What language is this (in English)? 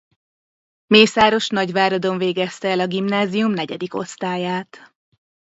Hungarian